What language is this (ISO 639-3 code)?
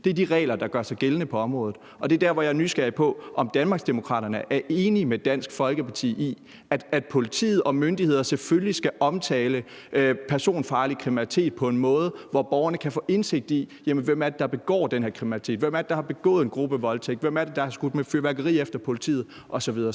dan